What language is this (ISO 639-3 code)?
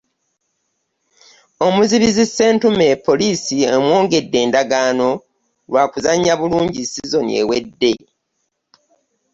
lug